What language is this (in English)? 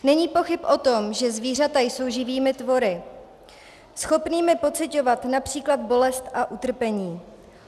Czech